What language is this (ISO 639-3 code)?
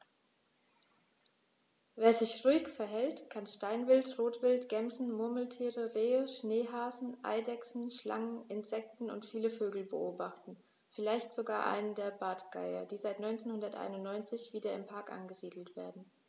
deu